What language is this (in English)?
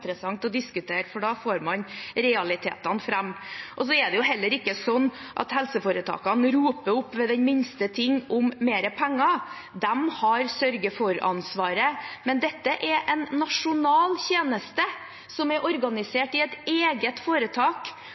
Norwegian